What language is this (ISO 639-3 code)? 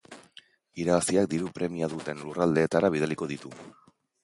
eus